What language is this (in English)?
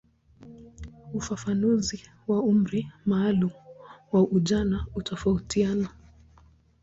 Swahili